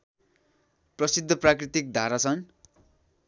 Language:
Nepali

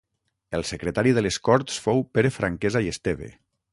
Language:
Catalan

